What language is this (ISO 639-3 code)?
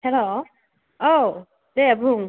brx